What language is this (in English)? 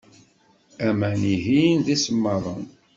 Kabyle